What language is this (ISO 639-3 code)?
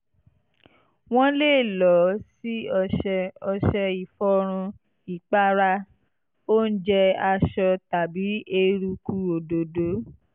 yor